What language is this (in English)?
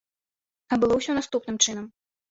Belarusian